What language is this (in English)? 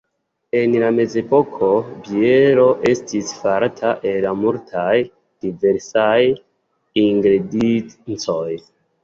Esperanto